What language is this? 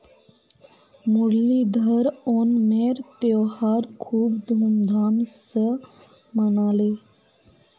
Magahi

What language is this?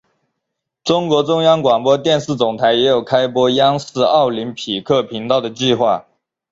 Chinese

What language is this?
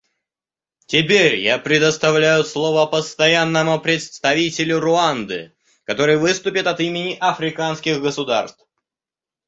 Russian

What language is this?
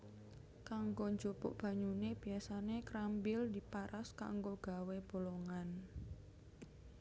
Javanese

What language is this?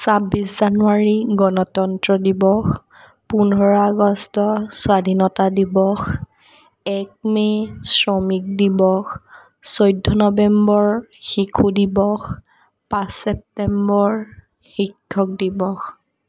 Assamese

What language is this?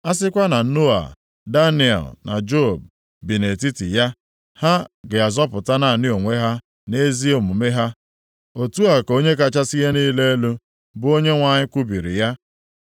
Igbo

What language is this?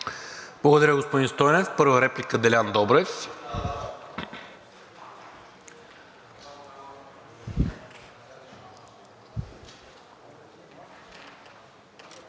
Bulgarian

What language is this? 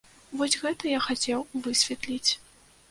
Belarusian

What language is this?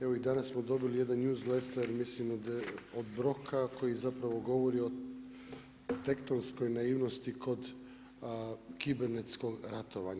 Croatian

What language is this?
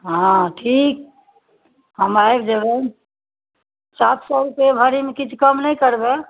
Maithili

